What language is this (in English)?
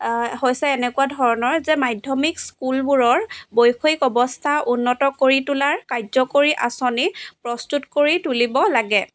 Assamese